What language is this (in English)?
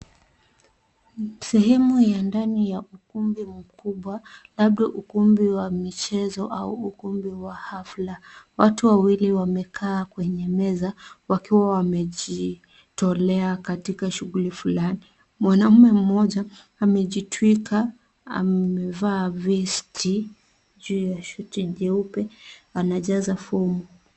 Swahili